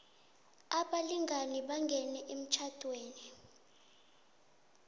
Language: South Ndebele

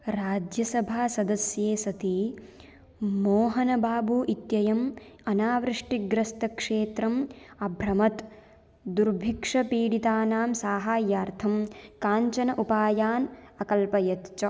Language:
Sanskrit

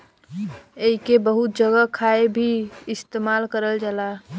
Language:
Bhojpuri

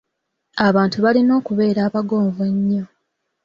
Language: Ganda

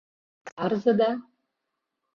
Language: Mari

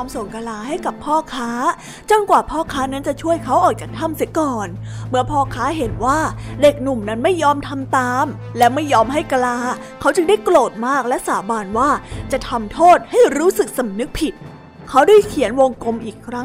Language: Thai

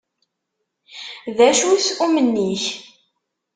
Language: Kabyle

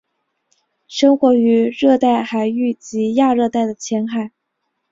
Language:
Chinese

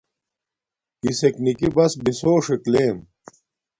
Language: Domaaki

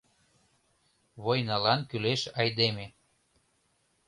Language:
Mari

